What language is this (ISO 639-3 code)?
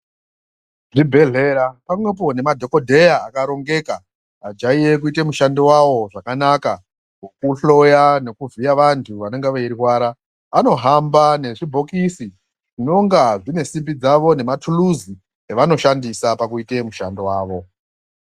ndc